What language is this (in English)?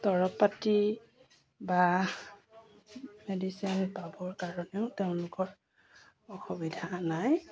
Assamese